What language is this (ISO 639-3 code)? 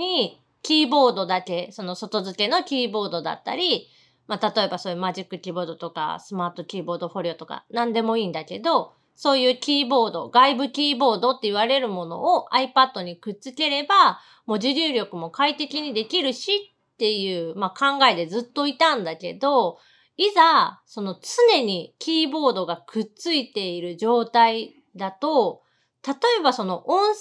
jpn